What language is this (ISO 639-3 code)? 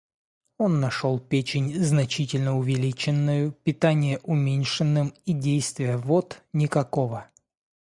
rus